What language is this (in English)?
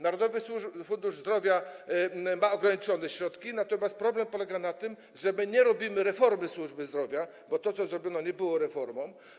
Polish